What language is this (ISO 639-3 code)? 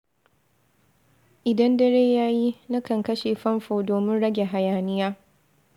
hau